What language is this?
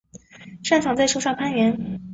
Chinese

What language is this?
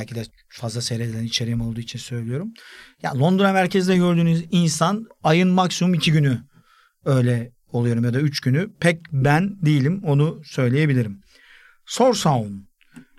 Turkish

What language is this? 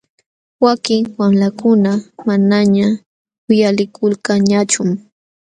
Jauja Wanca Quechua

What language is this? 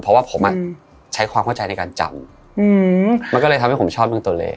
Thai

